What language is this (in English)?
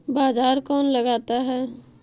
Magahi